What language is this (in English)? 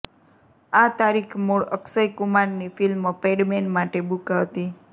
Gujarati